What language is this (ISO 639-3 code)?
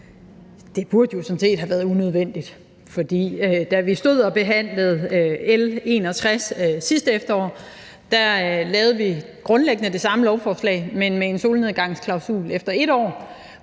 dan